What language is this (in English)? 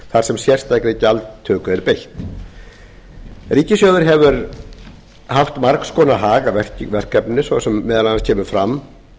Icelandic